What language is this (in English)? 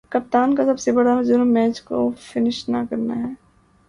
Urdu